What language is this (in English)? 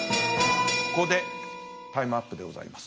Japanese